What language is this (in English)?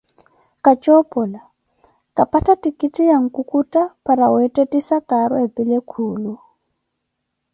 Koti